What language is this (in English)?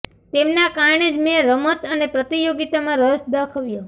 Gujarati